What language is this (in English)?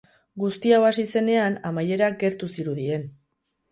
Basque